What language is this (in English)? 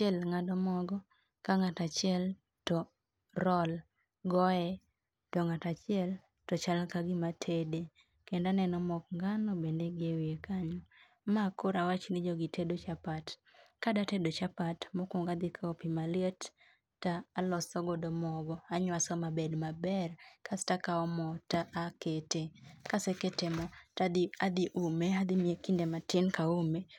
Luo (Kenya and Tanzania)